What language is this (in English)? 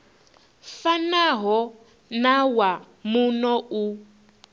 Venda